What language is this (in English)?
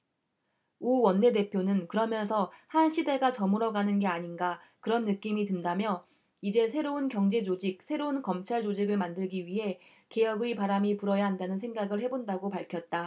Korean